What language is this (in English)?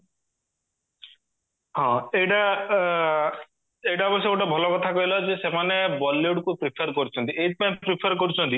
Odia